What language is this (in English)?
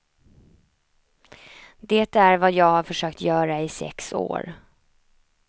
Swedish